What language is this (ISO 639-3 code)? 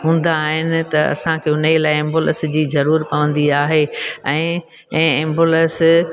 snd